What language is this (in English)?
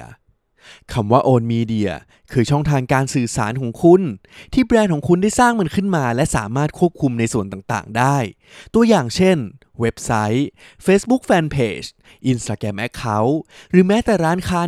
Thai